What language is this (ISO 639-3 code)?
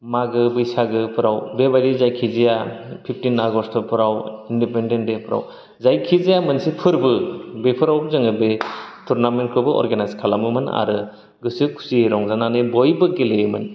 brx